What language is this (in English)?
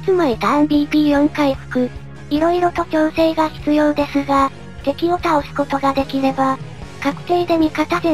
Japanese